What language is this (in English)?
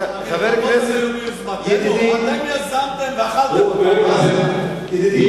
Hebrew